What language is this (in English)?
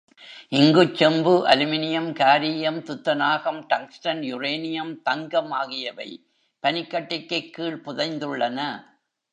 Tamil